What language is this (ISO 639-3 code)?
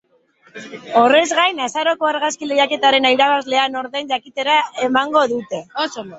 eus